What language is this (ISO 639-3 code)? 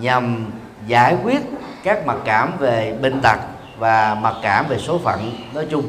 vie